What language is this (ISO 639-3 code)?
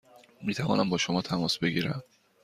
fas